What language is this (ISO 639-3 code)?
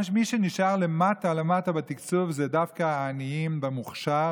heb